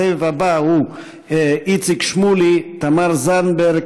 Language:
Hebrew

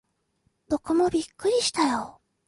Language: Japanese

